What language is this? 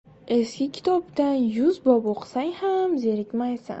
Uzbek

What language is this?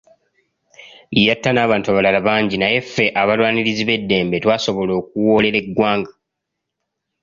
Ganda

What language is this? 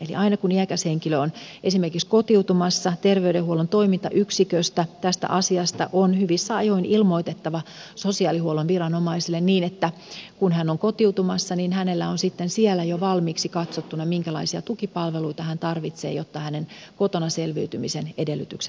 Finnish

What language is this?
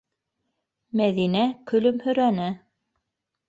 Bashkir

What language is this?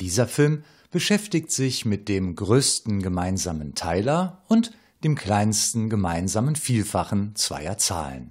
German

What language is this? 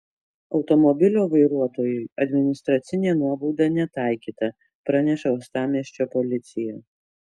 Lithuanian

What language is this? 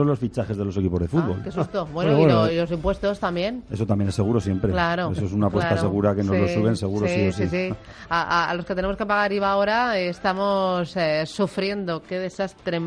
Spanish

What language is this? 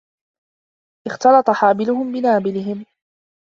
Arabic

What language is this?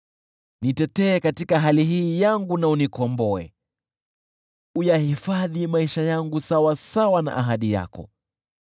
Swahili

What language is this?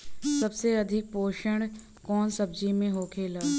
Bhojpuri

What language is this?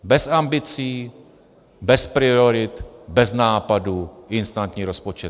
Czech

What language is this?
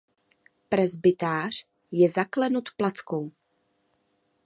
Czech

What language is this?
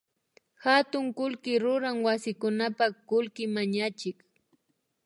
Imbabura Highland Quichua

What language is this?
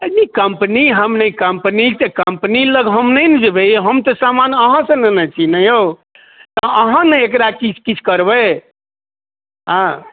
Maithili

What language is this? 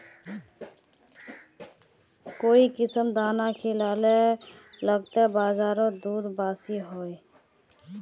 Magahi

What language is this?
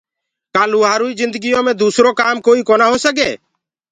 Gurgula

